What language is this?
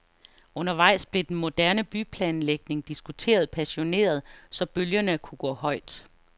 Danish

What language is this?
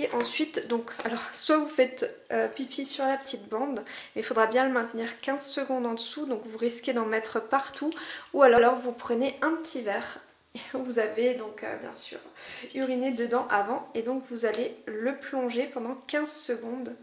French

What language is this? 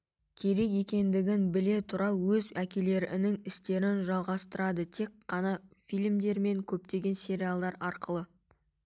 Kazakh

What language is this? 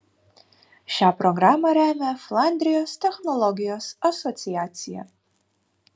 Lithuanian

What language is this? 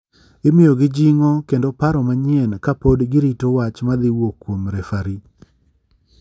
Luo (Kenya and Tanzania)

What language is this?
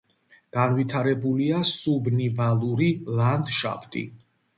Georgian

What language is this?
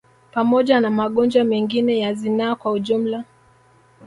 Swahili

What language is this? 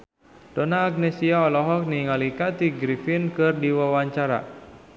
Sundanese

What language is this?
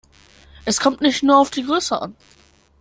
German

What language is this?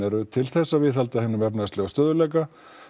Icelandic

